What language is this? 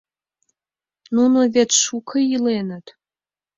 Mari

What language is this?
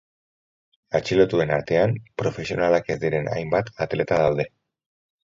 Basque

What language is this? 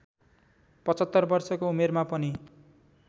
Nepali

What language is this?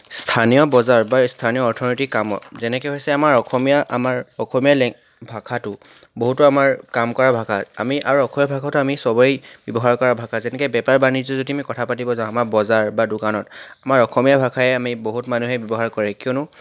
Assamese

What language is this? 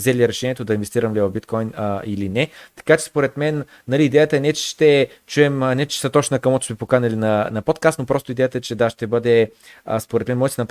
Bulgarian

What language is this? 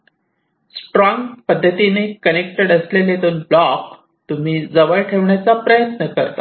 Marathi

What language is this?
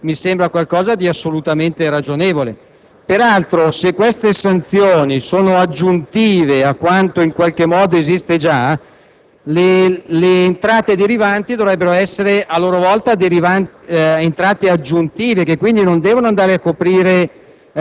Italian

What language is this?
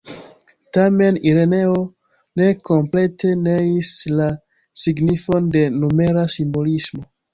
Esperanto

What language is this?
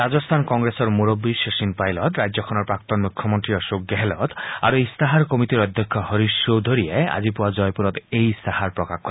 Assamese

